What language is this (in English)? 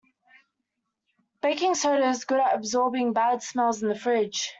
English